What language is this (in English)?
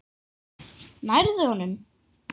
Icelandic